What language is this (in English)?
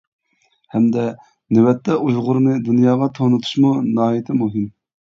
Uyghur